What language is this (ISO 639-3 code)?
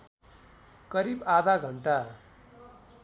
nep